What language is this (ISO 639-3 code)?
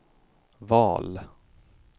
swe